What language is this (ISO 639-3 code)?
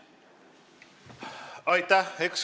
est